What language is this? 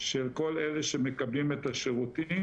Hebrew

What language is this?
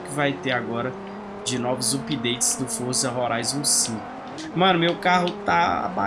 Portuguese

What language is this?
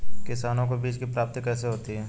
Hindi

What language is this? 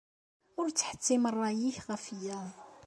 Kabyle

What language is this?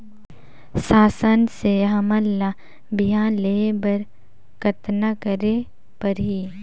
Chhattisgarhi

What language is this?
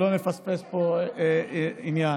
Hebrew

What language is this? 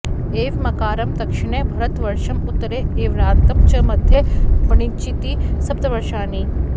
Sanskrit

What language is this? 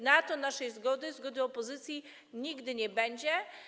Polish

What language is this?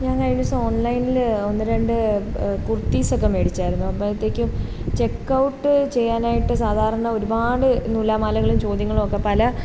Malayalam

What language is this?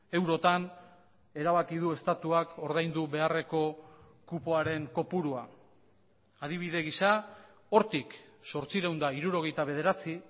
Basque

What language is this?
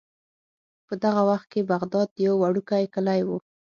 Pashto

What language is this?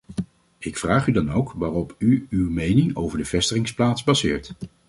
Dutch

